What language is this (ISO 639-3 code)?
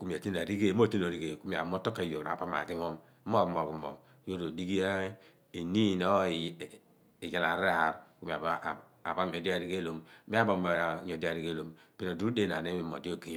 abn